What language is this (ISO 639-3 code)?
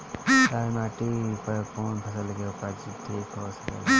bho